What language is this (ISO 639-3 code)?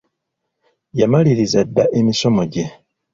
lug